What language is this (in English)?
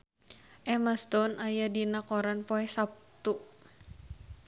Sundanese